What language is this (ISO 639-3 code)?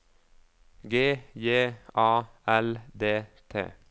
nor